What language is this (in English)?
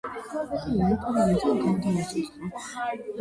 Georgian